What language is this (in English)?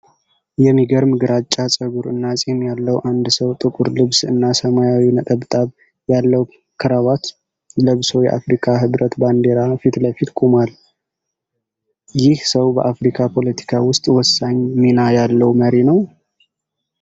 Amharic